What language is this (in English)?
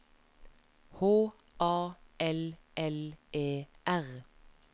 Norwegian